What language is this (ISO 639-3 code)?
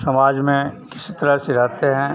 hin